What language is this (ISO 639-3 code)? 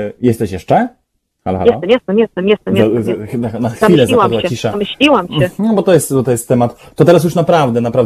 pol